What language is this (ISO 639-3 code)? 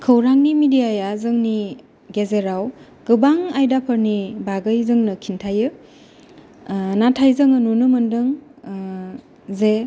brx